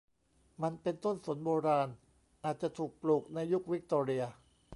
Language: Thai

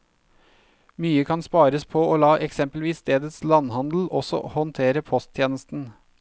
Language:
Norwegian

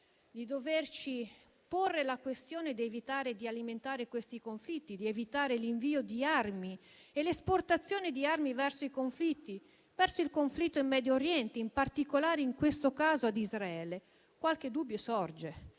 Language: Italian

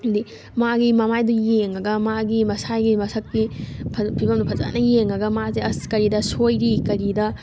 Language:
Manipuri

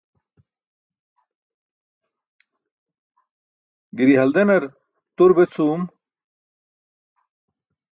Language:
Burushaski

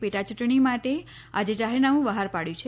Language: Gujarati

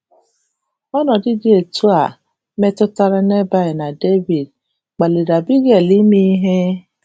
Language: Igbo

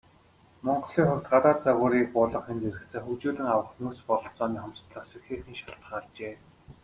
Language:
Mongolian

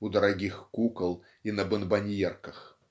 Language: Russian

